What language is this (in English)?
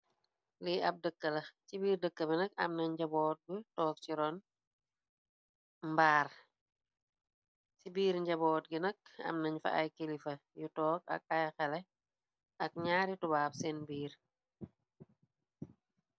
Wolof